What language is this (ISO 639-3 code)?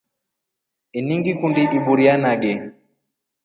rof